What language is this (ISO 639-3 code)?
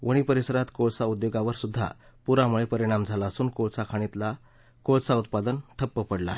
mar